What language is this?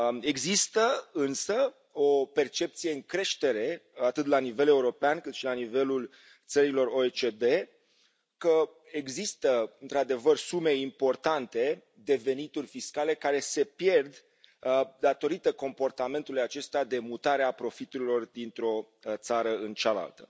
Romanian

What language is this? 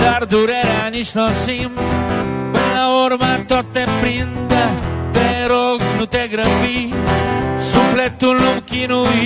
Romanian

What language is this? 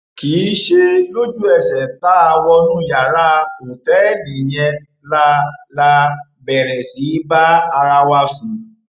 Yoruba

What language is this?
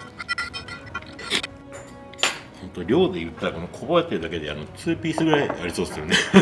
Japanese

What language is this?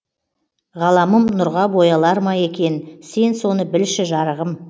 Kazakh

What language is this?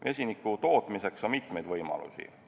Estonian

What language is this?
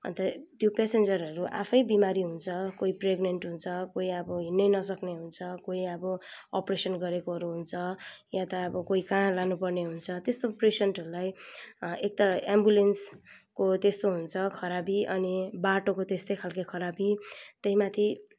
Nepali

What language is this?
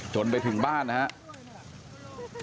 Thai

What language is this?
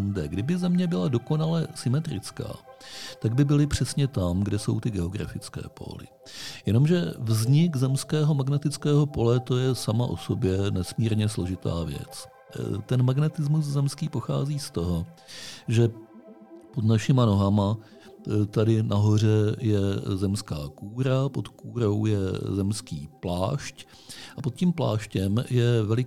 Czech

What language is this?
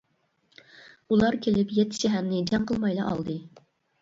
Uyghur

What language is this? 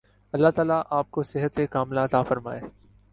Urdu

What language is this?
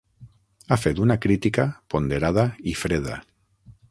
Catalan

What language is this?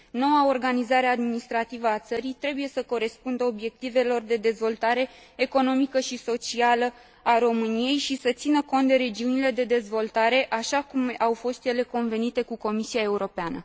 Romanian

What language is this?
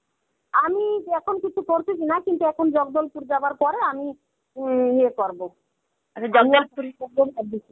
Bangla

